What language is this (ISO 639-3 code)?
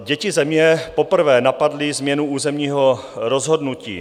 ces